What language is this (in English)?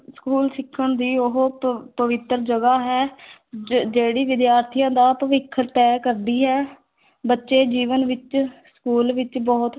Punjabi